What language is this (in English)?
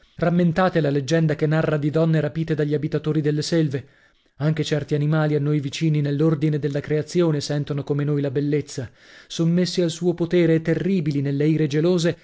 Italian